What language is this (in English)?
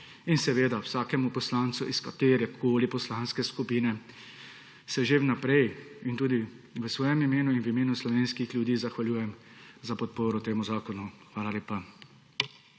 Slovenian